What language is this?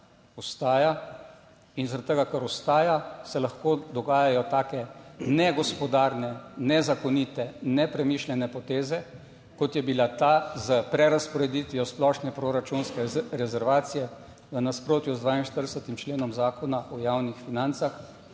Slovenian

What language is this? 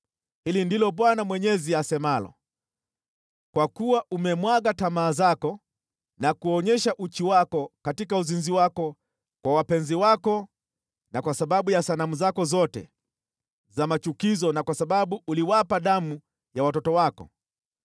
Swahili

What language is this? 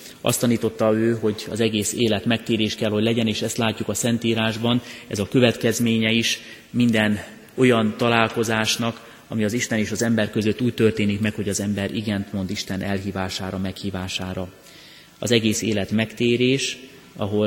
Hungarian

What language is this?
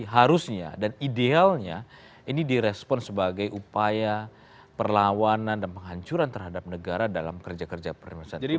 Indonesian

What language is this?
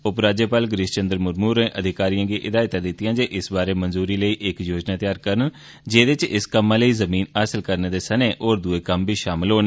Dogri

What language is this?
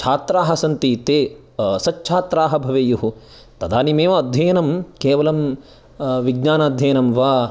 Sanskrit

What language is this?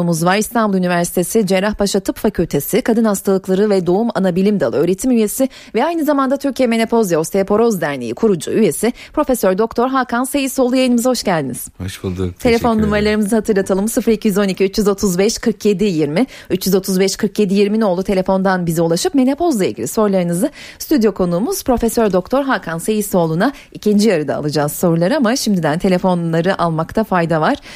Turkish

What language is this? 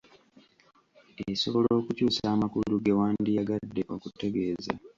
Ganda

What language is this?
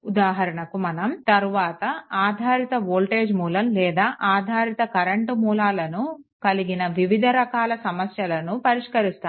Telugu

